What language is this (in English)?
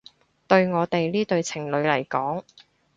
Cantonese